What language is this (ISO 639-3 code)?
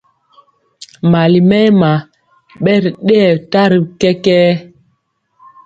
mcx